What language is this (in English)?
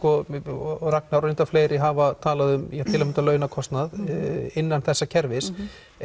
Icelandic